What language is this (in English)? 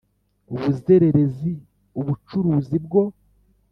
Kinyarwanda